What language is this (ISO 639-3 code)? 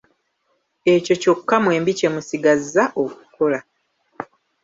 lug